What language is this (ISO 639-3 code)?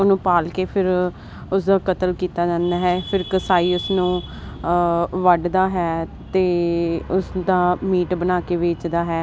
pan